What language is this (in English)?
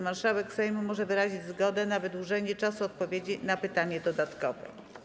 Polish